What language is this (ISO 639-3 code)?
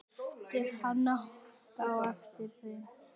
isl